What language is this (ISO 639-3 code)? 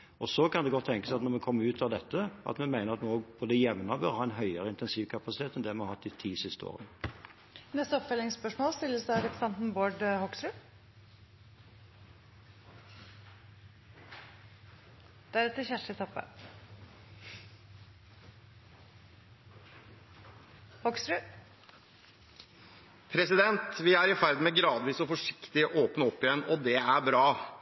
nor